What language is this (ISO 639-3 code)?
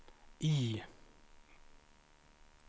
swe